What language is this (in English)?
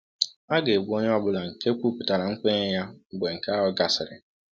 Igbo